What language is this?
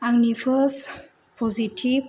Bodo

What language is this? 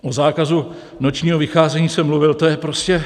Czech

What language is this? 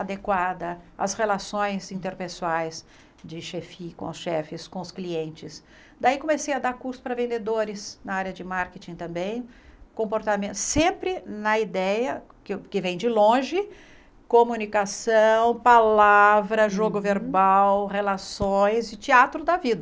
Portuguese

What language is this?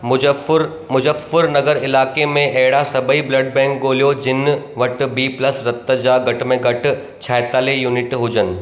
Sindhi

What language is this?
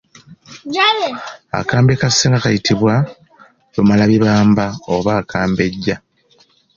Ganda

